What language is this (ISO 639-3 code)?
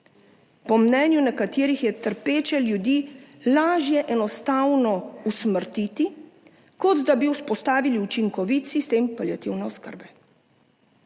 slv